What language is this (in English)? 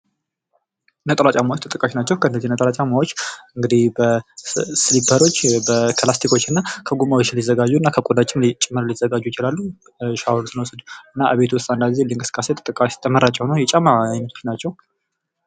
Amharic